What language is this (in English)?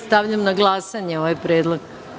Serbian